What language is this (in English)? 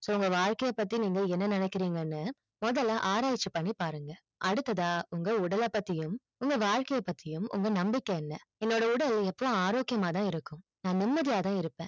Tamil